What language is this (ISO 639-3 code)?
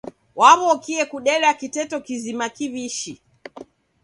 dav